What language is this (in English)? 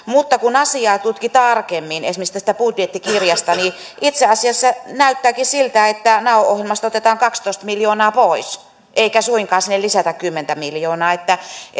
Finnish